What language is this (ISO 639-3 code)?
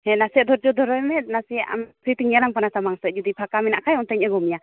sat